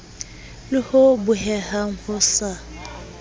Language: Southern Sotho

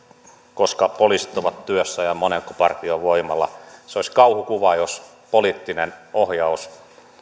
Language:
Finnish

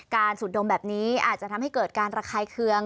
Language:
Thai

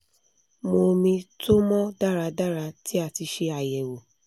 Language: Yoruba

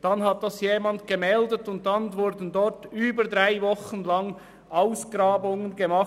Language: Swiss German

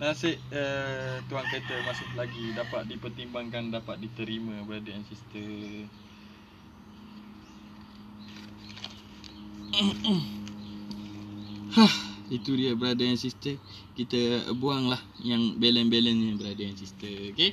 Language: Malay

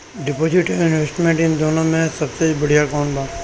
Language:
Bhojpuri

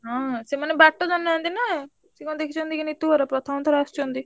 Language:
Odia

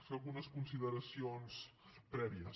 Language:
Catalan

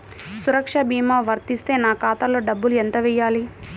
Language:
Telugu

